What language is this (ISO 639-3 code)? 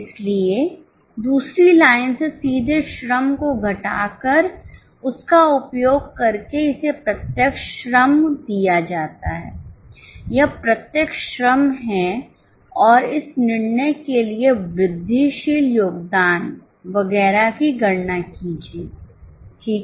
hin